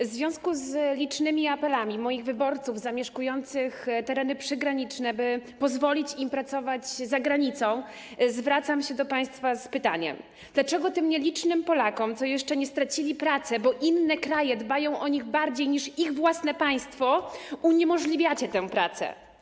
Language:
Polish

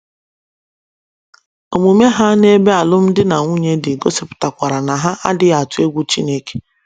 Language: Igbo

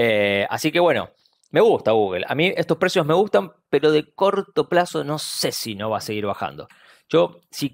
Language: Spanish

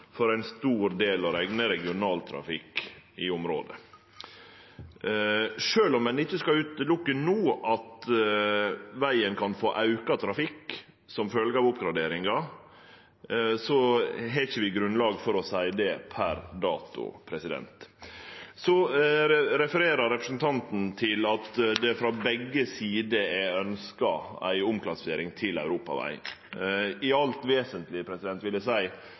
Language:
Norwegian Nynorsk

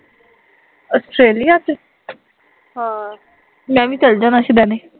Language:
Punjabi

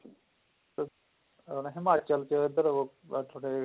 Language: Punjabi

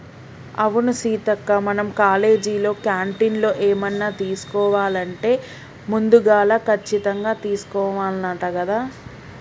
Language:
Telugu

